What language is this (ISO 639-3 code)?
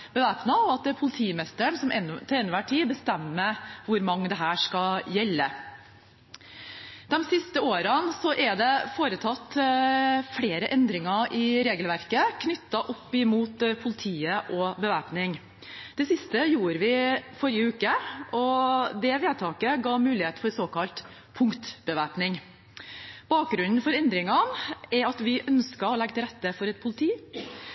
nob